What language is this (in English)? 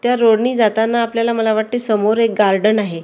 Marathi